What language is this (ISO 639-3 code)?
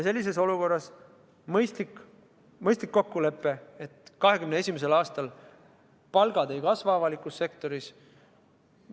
est